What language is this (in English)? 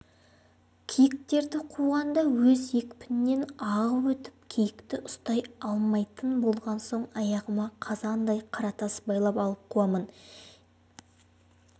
Kazakh